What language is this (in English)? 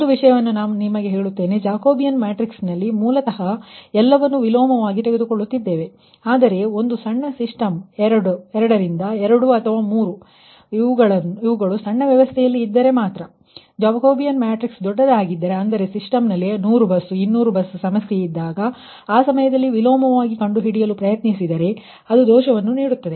Kannada